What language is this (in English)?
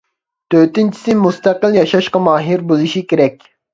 Uyghur